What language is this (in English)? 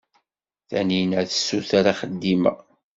Kabyle